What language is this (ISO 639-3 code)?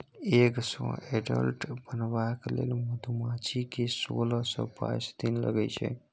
mai